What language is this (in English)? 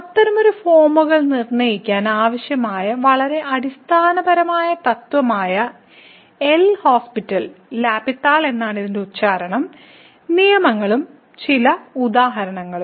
Malayalam